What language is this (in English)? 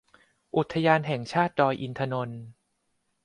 Thai